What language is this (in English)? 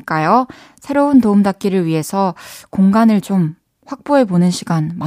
Korean